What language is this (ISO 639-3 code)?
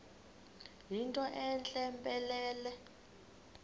xho